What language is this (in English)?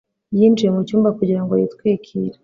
Kinyarwanda